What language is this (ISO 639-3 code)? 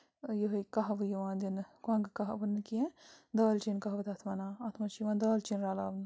kas